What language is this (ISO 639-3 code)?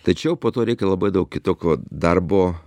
lit